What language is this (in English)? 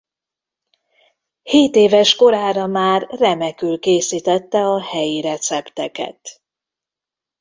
Hungarian